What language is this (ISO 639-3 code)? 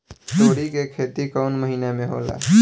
bho